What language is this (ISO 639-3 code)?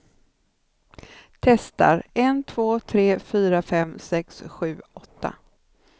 swe